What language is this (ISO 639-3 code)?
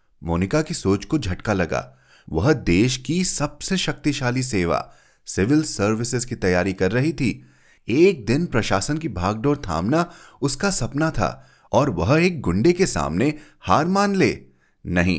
hin